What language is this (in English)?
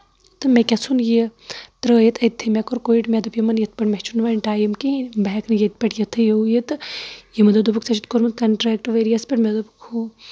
Kashmiri